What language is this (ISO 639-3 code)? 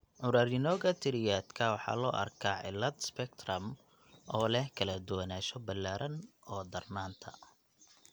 som